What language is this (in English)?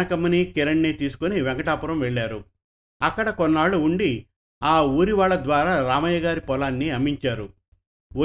Telugu